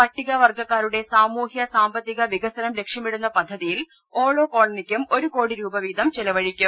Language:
Malayalam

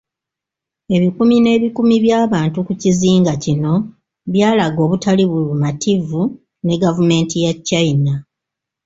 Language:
Ganda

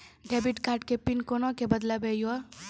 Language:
Maithili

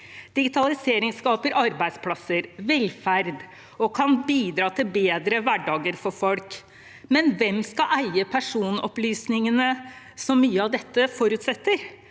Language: Norwegian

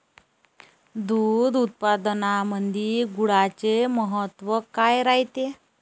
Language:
Marathi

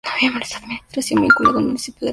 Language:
Spanish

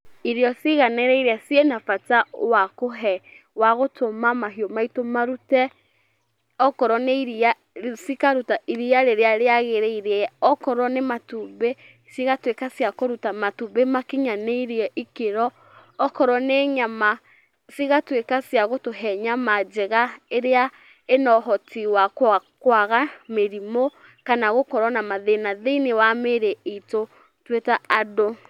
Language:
Kikuyu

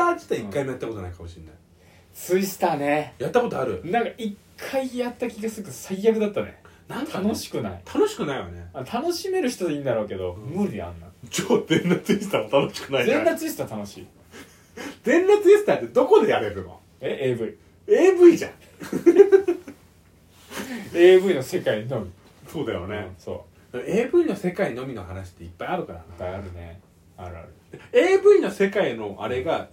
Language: Japanese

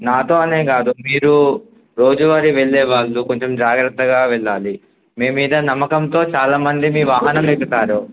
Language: Telugu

